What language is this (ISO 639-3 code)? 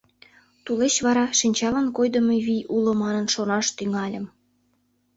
chm